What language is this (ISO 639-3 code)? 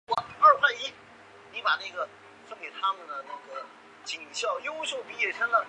zho